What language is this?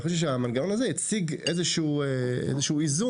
Hebrew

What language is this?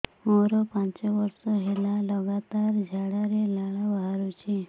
Odia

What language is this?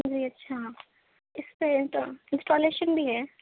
Urdu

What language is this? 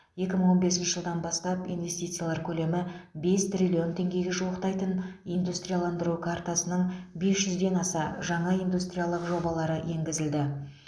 Kazakh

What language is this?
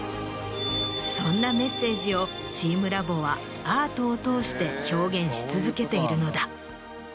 Japanese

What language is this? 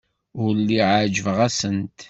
Kabyle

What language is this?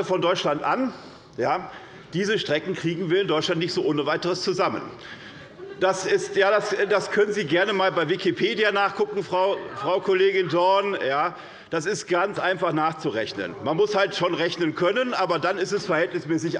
German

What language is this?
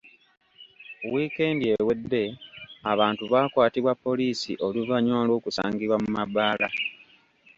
Ganda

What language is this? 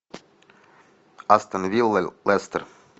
Russian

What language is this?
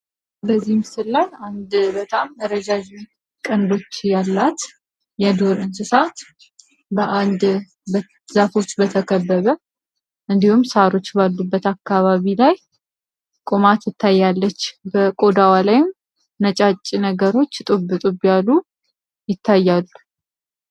Amharic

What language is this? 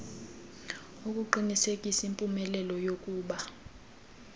Xhosa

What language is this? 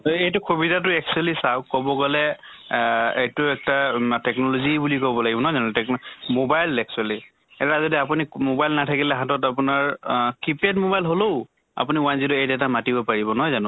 Assamese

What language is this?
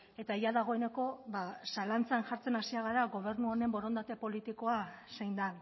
Basque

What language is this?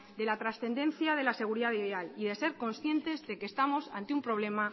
Spanish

